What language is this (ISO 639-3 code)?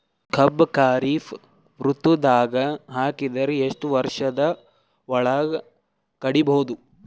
kan